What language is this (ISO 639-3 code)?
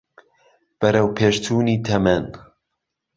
ckb